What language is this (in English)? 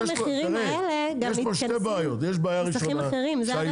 Hebrew